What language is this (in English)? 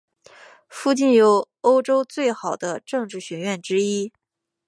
Chinese